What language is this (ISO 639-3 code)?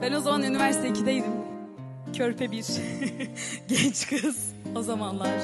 tur